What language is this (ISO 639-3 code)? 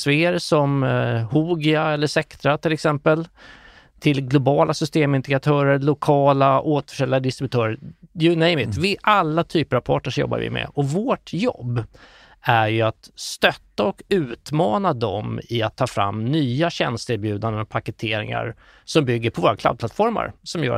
swe